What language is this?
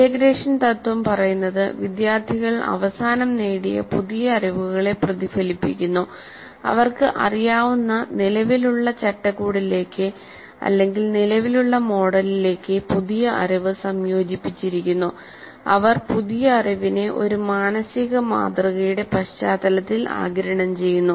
Malayalam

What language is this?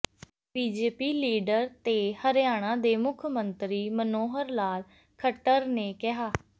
Punjabi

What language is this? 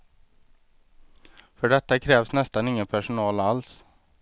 Swedish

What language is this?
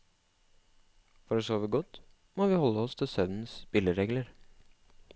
Norwegian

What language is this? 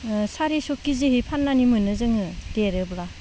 Bodo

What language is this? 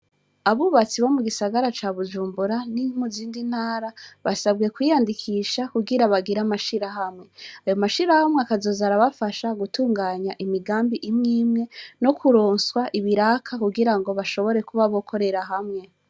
Rundi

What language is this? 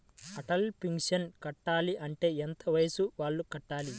Telugu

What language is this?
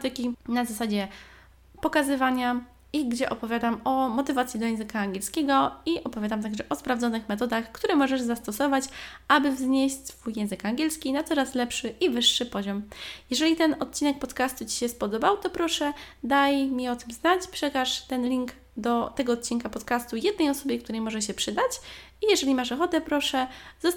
Polish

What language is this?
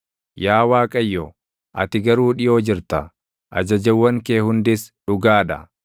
Oromo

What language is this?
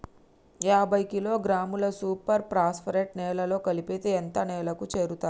Telugu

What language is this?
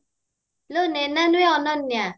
Odia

